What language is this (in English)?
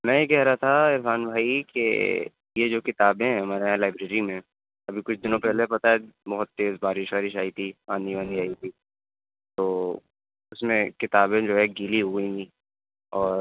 Urdu